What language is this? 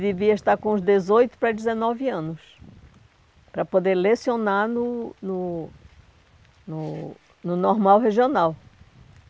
Portuguese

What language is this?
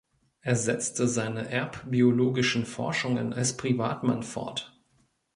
German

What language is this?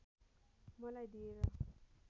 Nepali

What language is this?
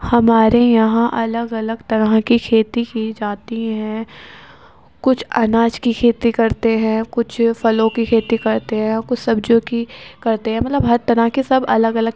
Urdu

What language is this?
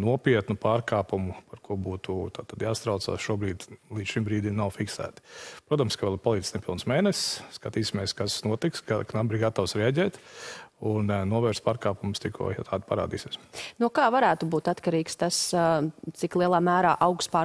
Latvian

